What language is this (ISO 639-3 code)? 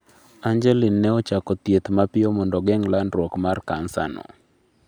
luo